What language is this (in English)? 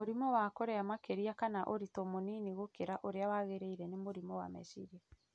Kikuyu